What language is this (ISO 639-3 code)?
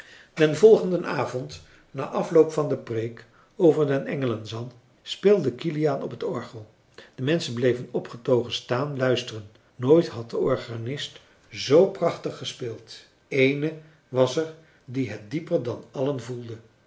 nld